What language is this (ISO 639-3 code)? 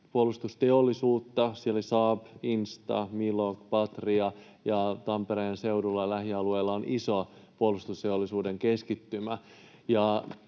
fin